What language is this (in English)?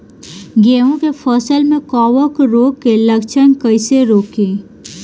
Bhojpuri